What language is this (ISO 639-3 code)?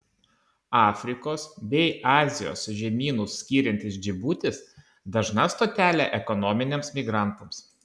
lit